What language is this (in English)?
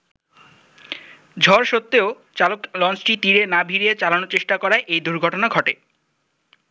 Bangla